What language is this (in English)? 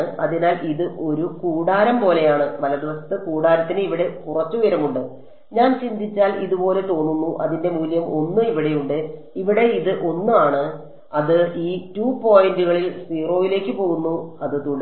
Malayalam